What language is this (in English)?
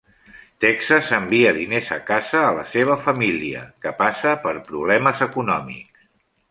Catalan